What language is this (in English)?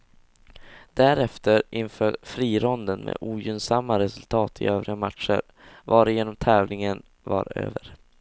Swedish